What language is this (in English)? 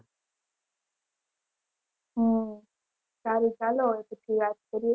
Gujarati